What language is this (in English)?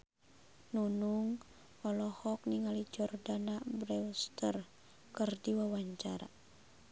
Sundanese